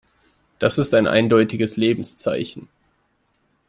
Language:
German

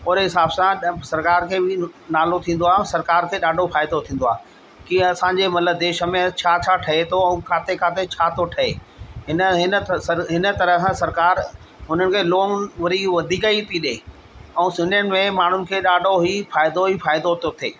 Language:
Sindhi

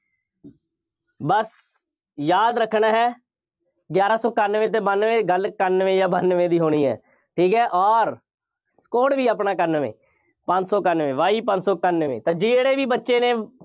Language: Punjabi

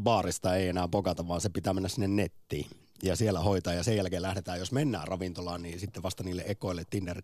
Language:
Finnish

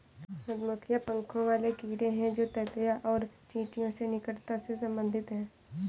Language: Hindi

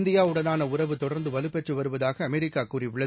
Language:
Tamil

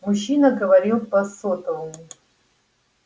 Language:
Russian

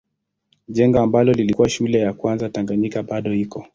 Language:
Swahili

